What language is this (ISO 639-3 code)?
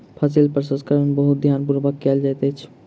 mai